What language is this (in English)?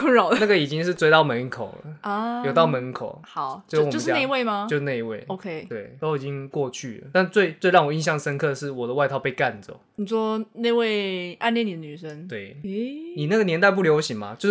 Chinese